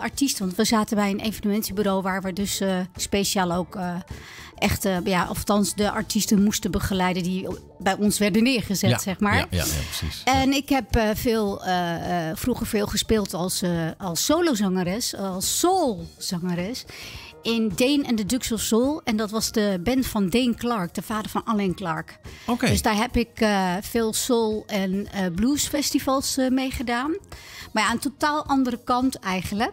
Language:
Dutch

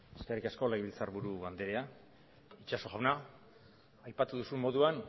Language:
Basque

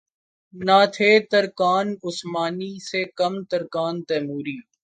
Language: Urdu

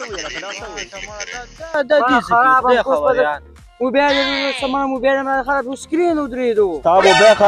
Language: Arabic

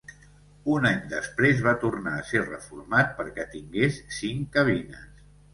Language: Catalan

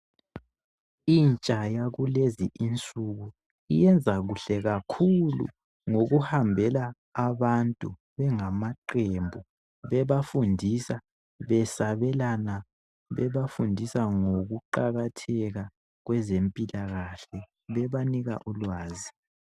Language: North Ndebele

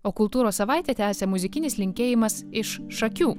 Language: Lithuanian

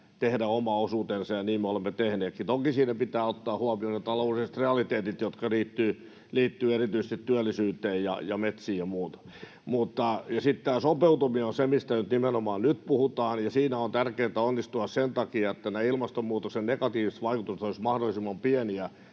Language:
Finnish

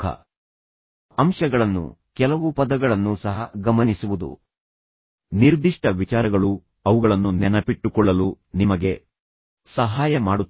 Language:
Kannada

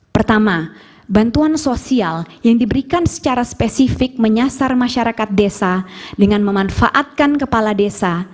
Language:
Indonesian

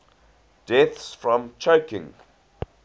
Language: English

